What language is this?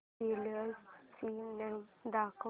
Marathi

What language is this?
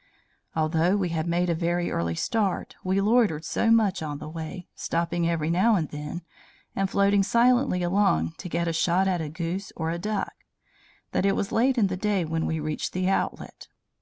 English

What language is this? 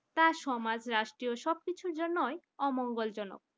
Bangla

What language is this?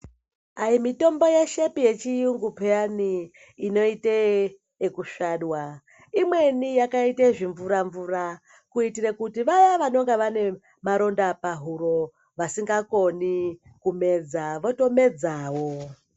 Ndau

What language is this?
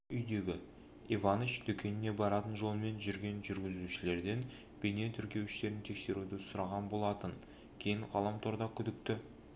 Kazakh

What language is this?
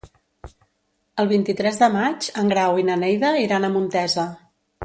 Catalan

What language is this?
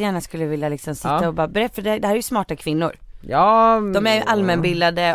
Swedish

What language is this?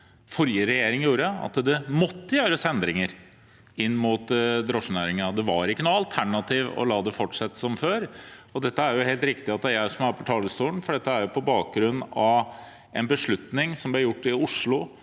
Norwegian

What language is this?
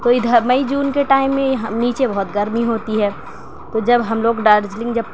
Urdu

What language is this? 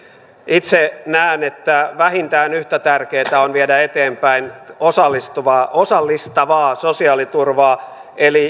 Finnish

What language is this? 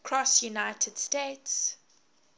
English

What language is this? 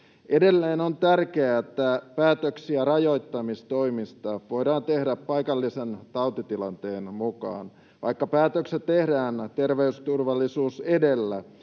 Finnish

